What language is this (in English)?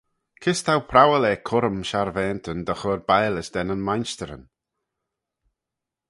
Manx